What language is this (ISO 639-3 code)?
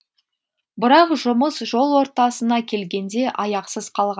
kaz